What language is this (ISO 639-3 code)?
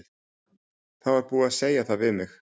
isl